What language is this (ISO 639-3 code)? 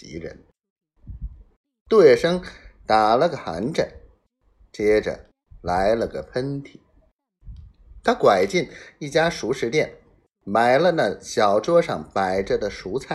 zho